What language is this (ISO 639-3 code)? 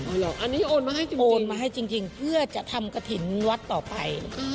tha